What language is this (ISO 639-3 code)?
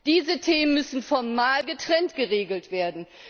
deu